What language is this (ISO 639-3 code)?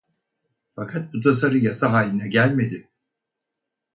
tur